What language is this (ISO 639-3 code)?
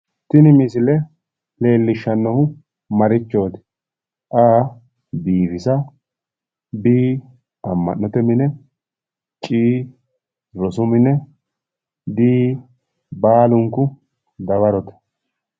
sid